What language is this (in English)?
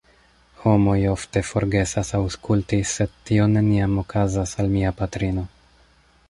Esperanto